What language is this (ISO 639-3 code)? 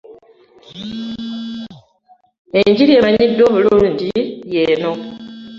lug